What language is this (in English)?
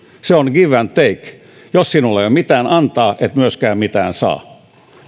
Finnish